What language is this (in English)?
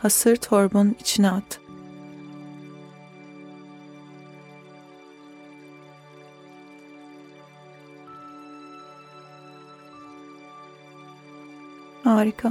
Turkish